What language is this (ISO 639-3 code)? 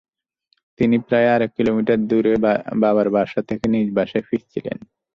ben